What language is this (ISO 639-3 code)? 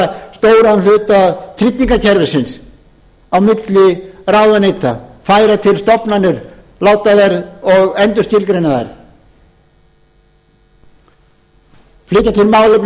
isl